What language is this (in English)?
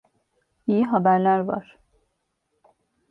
Turkish